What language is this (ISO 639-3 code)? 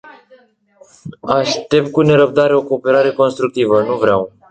ron